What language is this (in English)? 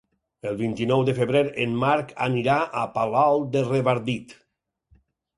Catalan